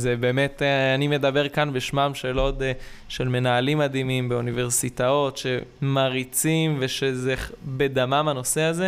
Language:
Hebrew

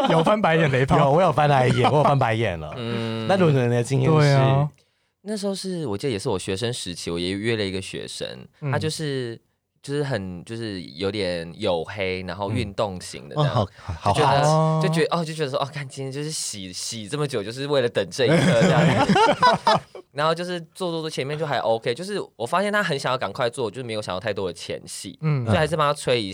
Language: Chinese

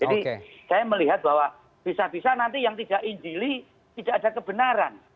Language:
Indonesian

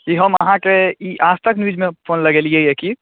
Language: Maithili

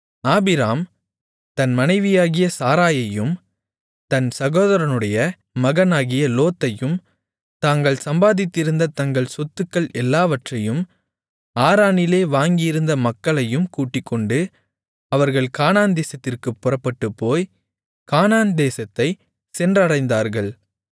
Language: Tamil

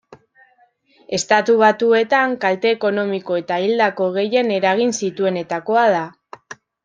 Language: Basque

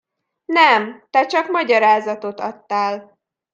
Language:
Hungarian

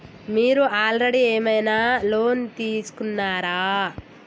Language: Telugu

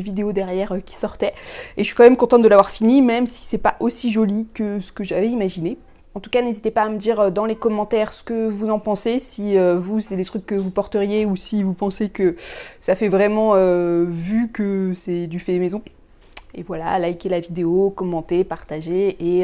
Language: French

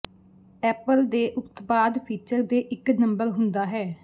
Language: Punjabi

